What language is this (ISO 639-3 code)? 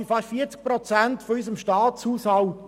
gsw